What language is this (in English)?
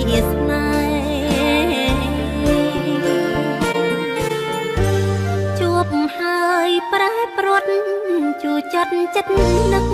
Vietnamese